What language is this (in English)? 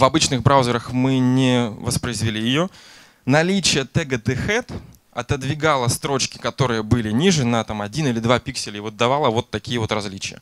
Russian